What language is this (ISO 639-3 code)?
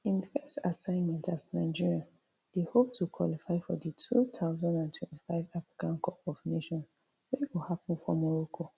pcm